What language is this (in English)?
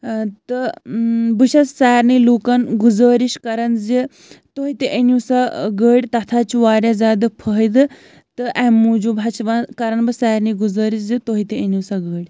Kashmiri